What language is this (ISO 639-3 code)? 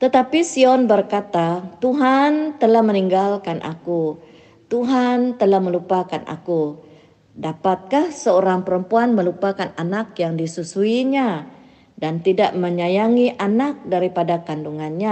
msa